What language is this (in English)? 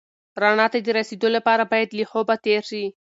Pashto